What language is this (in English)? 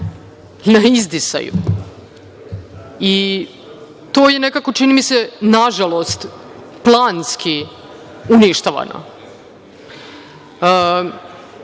Serbian